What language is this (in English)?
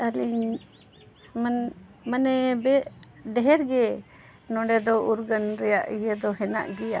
Santali